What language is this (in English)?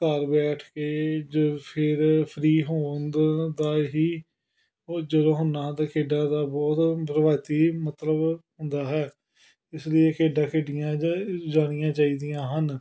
Punjabi